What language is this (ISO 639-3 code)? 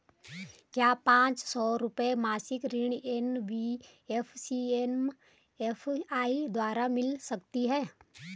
hin